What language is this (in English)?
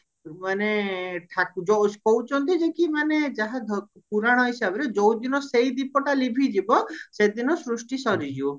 Odia